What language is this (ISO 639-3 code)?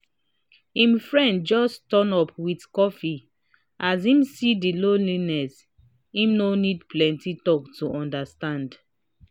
pcm